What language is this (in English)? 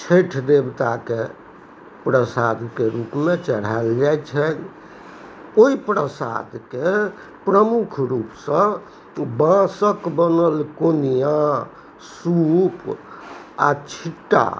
Maithili